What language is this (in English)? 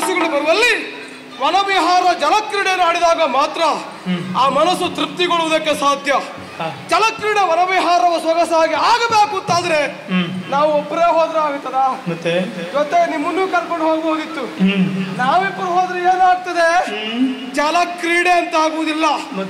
Kannada